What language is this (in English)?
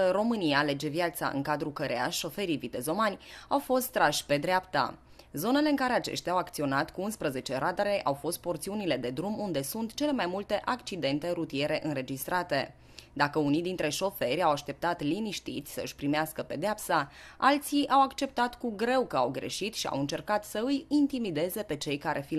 Romanian